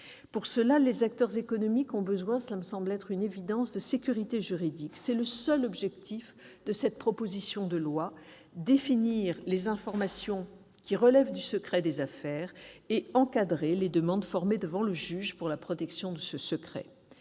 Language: French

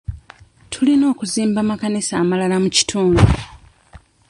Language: Ganda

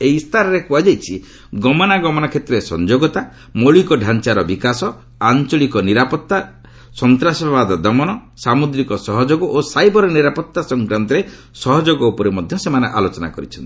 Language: Odia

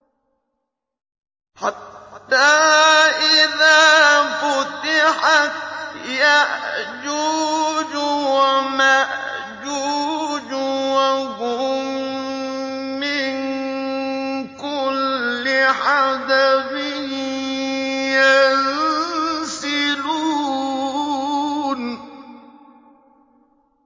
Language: Arabic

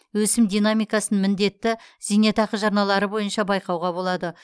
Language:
Kazakh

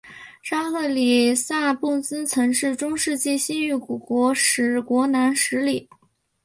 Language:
Chinese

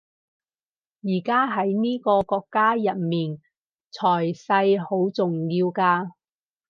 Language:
Cantonese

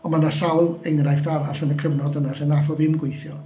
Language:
Welsh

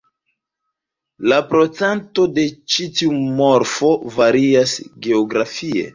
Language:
Esperanto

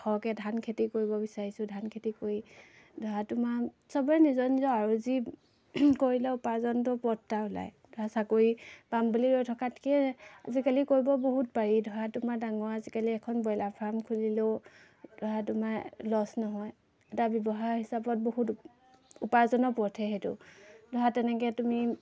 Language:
Assamese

